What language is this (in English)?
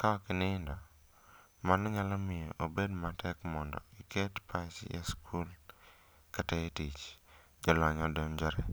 Luo (Kenya and Tanzania)